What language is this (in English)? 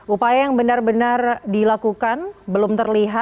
Indonesian